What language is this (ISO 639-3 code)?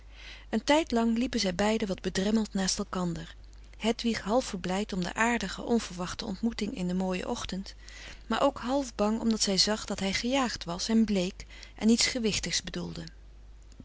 nld